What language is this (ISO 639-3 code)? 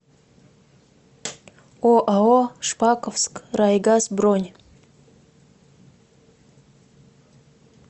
rus